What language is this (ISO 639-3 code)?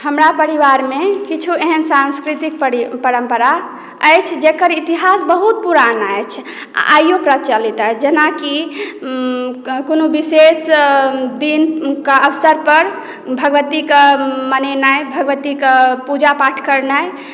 mai